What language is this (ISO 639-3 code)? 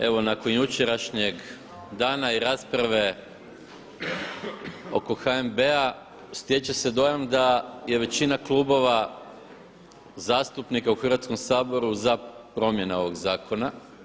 hrv